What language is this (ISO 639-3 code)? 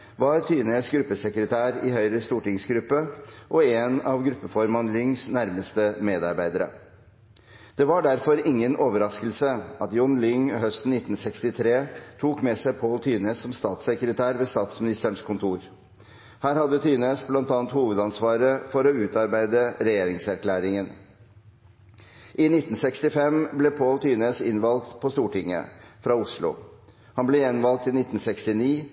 nob